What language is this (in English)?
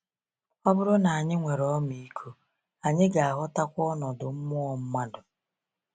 Igbo